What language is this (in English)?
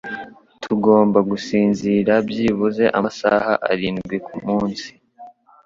Kinyarwanda